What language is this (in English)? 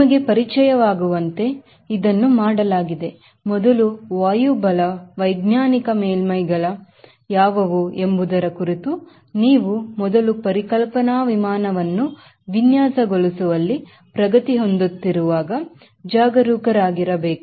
Kannada